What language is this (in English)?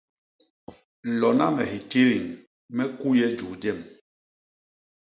Basaa